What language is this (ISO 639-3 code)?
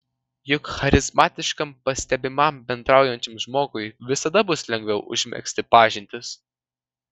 lit